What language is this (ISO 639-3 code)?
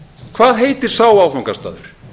isl